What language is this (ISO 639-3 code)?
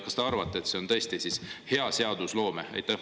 est